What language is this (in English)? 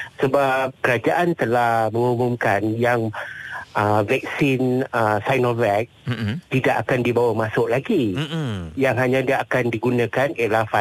Malay